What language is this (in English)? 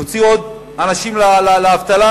Hebrew